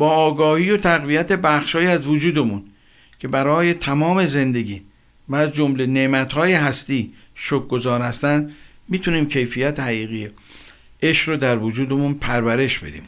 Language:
Persian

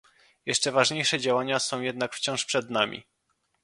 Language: Polish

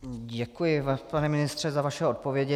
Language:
Czech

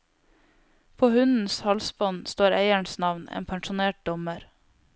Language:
Norwegian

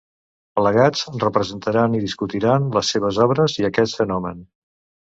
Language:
Catalan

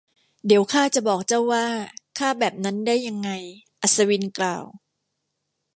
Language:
Thai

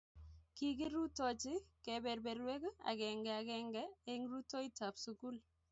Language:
Kalenjin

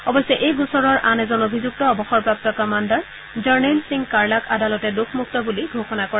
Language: Assamese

